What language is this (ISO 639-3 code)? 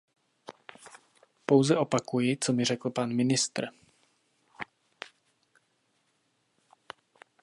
ces